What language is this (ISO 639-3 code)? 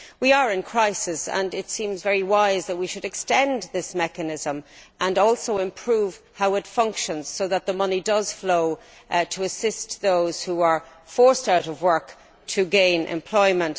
eng